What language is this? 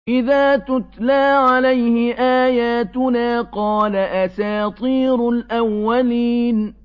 Arabic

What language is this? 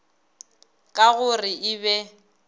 Northern Sotho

